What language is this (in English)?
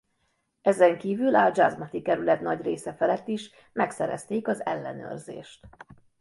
Hungarian